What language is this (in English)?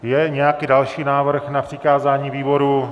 Czech